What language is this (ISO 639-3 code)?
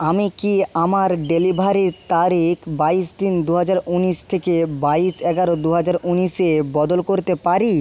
ben